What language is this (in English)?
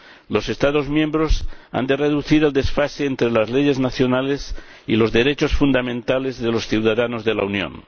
Spanish